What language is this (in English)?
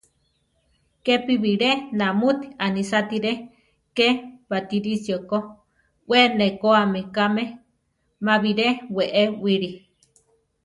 Central Tarahumara